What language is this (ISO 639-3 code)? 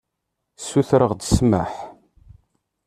kab